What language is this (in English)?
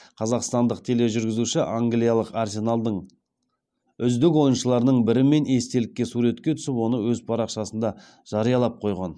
Kazakh